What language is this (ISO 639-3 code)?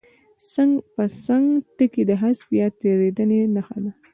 pus